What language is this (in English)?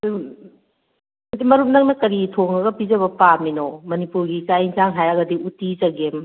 Manipuri